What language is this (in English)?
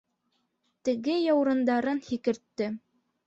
Bashkir